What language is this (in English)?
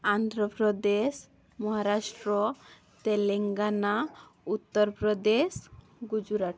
Odia